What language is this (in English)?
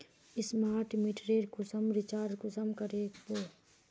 Magahi